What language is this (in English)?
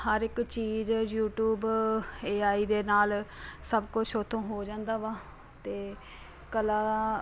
Punjabi